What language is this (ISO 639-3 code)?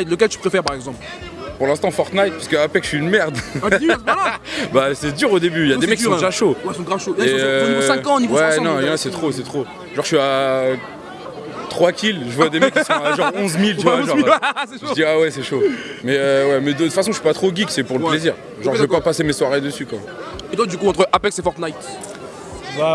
fra